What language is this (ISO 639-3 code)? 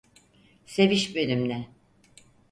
tur